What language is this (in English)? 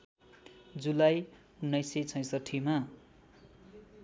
Nepali